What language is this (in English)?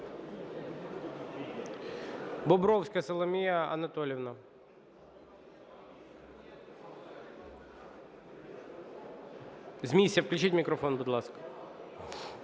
Ukrainian